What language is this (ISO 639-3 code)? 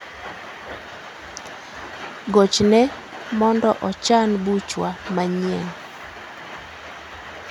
luo